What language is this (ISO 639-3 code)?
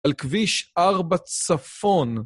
heb